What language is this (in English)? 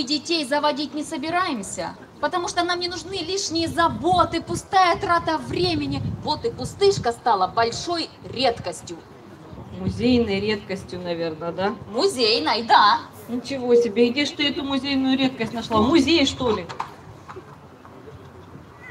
Russian